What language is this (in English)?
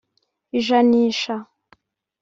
Kinyarwanda